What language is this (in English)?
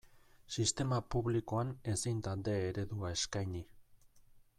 Basque